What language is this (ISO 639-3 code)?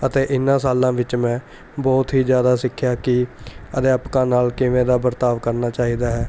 pan